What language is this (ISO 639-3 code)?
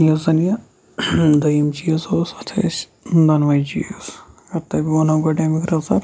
kas